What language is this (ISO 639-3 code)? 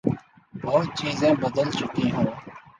urd